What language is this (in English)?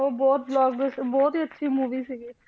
Punjabi